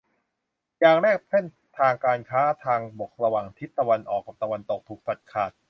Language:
Thai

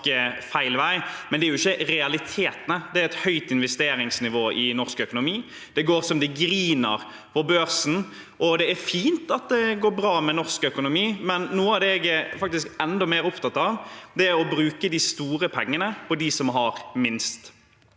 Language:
Norwegian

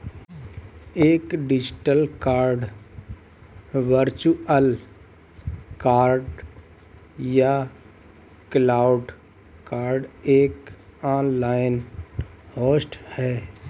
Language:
Hindi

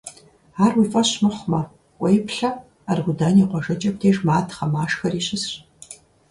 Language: Kabardian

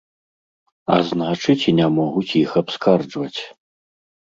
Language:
Belarusian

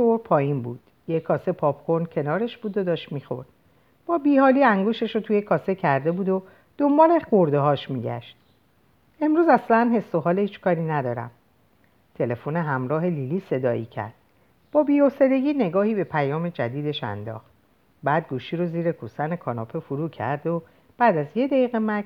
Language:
Persian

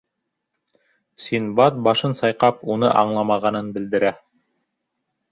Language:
Bashkir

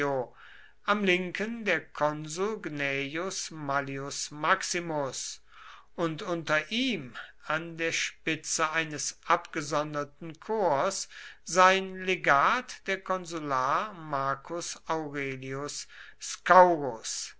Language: German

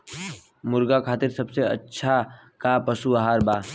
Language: Bhojpuri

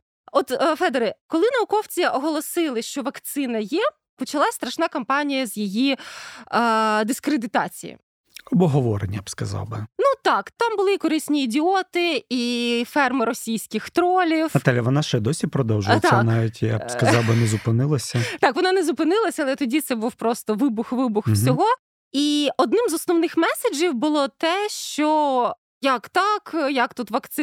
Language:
Ukrainian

